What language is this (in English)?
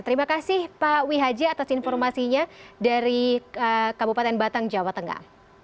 Indonesian